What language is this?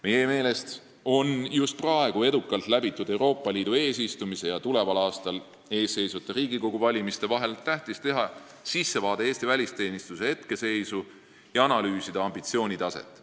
Estonian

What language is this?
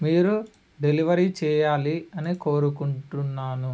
Telugu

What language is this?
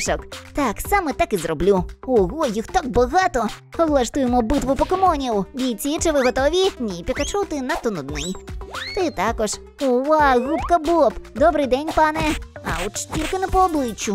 Ukrainian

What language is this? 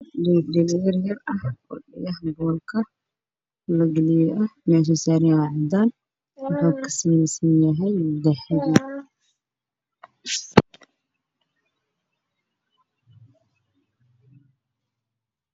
Somali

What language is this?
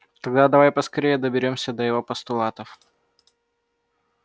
Russian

